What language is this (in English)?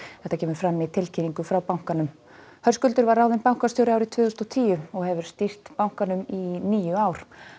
Icelandic